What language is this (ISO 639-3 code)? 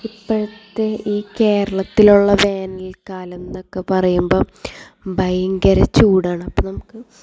mal